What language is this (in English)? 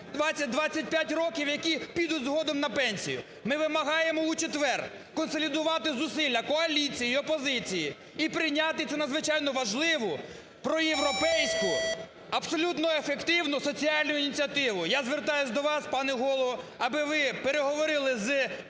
Ukrainian